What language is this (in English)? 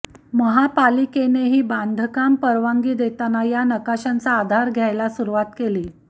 Marathi